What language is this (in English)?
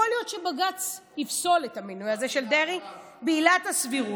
Hebrew